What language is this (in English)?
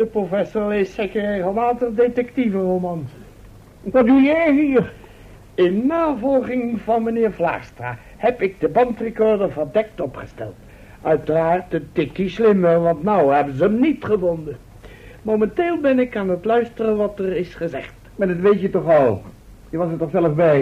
Dutch